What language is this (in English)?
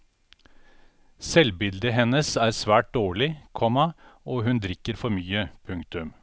Norwegian